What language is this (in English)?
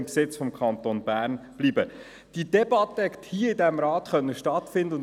Swiss German